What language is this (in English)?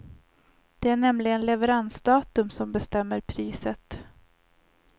Swedish